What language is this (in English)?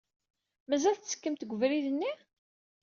Kabyle